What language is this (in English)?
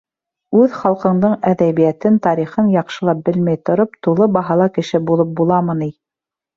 Bashkir